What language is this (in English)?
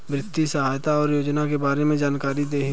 Bhojpuri